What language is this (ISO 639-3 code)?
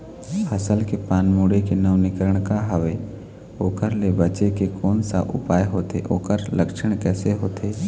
hne